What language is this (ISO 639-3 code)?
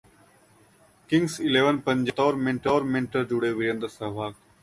hin